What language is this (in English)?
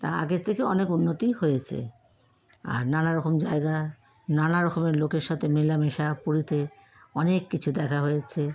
Bangla